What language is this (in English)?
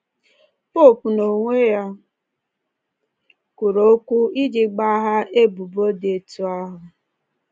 Igbo